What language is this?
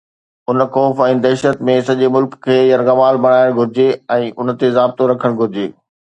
Sindhi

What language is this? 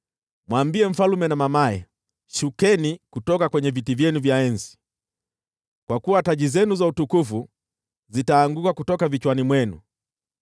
Swahili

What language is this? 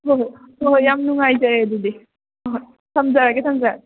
Manipuri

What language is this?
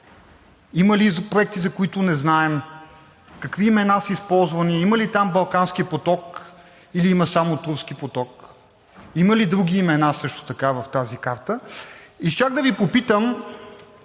Bulgarian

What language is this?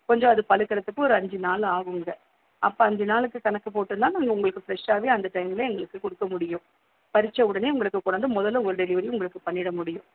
Tamil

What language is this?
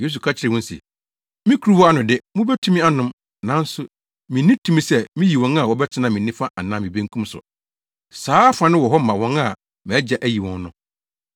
Akan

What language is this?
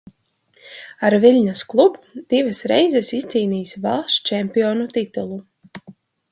Latvian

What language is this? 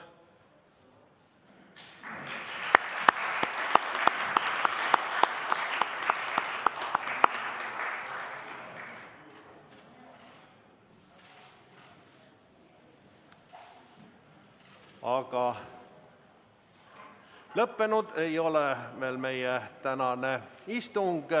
Estonian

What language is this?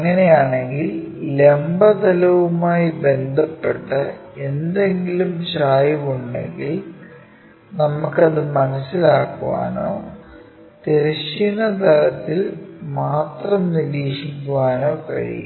Malayalam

